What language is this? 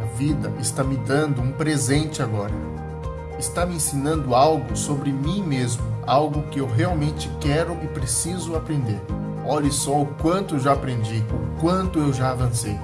Portuguese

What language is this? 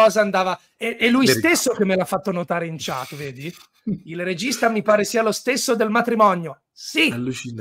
Italian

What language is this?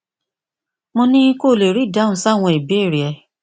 Yoruba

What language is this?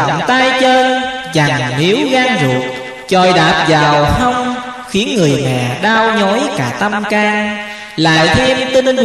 Vietnamese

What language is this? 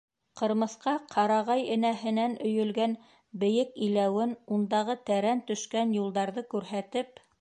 Bashkir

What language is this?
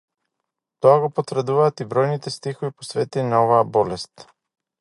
Macedonian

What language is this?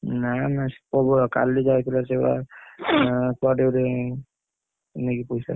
Odia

